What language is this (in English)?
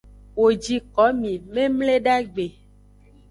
Aja (Benin)